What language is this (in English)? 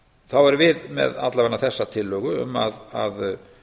Icelandic